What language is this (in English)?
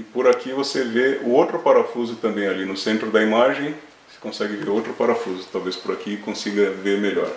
Portuguese